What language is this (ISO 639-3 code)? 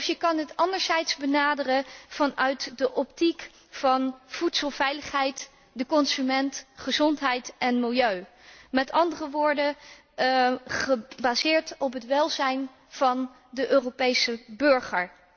nld